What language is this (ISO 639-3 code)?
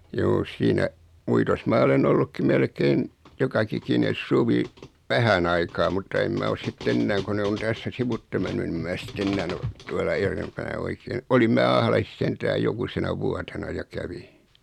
fin